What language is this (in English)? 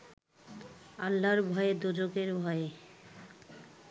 Bangla